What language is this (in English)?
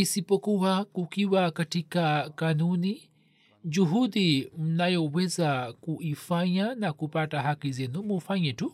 Swahili